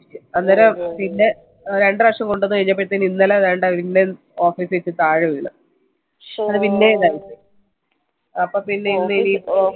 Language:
Malayalam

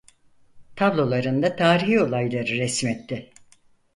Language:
Turkish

